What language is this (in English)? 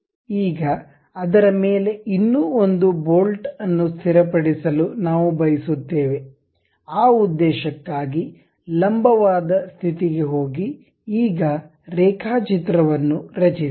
Kannada